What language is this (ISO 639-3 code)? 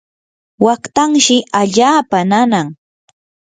qur